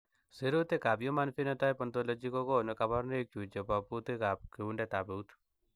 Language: Kalenjin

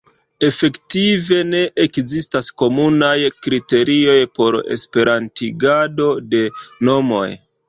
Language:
Esperanto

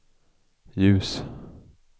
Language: Swedish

